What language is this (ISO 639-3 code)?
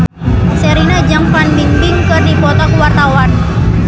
sun